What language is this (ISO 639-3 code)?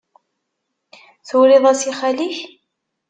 kab